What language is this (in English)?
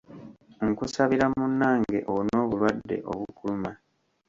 Ganda